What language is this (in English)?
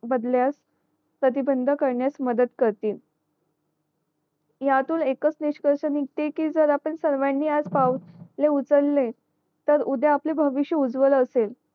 Marathi